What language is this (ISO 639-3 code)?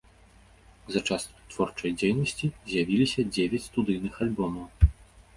bel